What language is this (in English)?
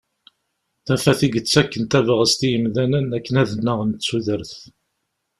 Kabyle